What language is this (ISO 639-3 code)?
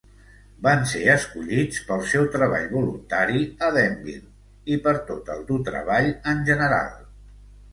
cat